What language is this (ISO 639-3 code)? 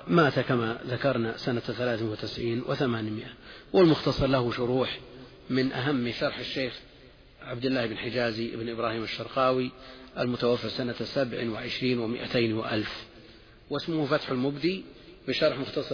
ara